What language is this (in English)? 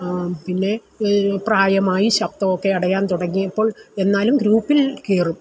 Malayalam